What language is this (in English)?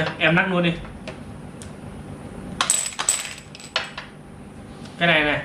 Vietnamese